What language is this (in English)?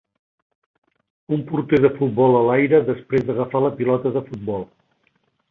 Catalan